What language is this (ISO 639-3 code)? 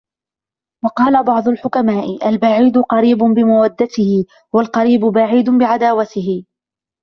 ara